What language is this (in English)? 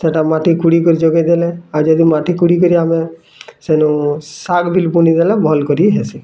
Odia